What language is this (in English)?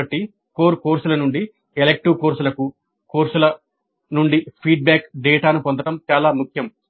Telugu